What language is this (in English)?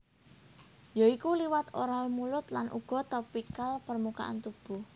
Javanese